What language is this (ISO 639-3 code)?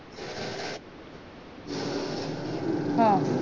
mar